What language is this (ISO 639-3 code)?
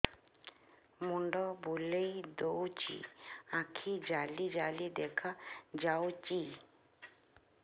ori